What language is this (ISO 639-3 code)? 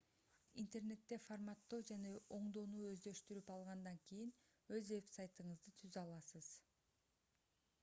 kir